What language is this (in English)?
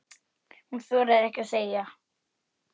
Icelandic